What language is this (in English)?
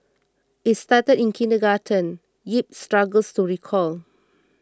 English